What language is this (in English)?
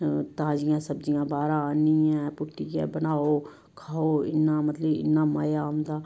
Dogri